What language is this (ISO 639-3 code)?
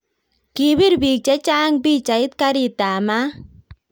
kln